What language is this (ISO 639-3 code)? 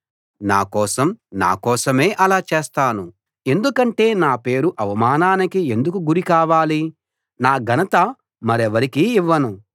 tel